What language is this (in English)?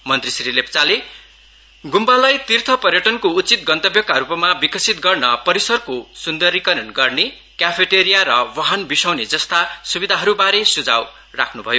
Nepali